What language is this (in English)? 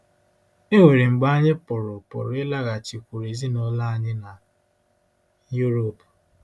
Igbo